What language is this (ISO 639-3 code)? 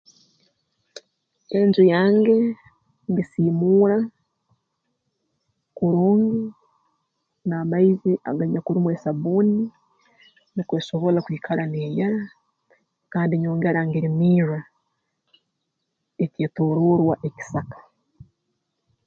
ttj